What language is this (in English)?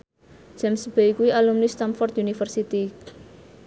Javanese